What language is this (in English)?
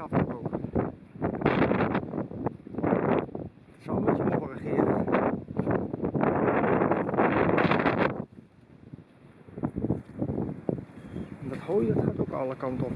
Dutch